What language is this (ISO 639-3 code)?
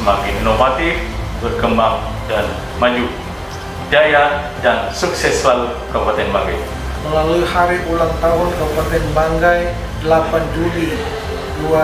ind